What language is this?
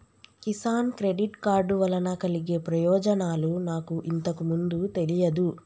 Telugu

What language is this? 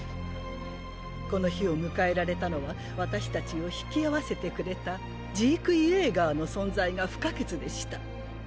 Japanese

